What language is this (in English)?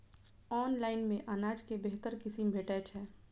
Maithili